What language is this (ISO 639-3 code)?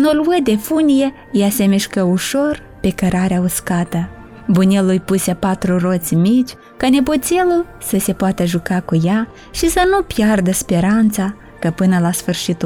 ron